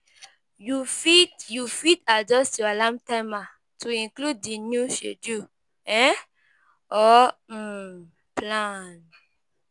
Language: Nigerian Pidgin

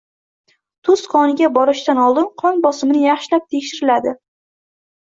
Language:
Uzbek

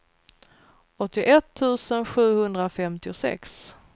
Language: Swedish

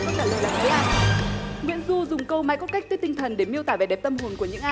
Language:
Vietnamese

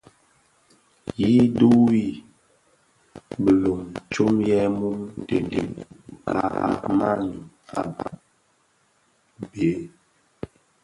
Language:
Bafia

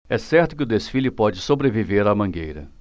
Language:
Portuguese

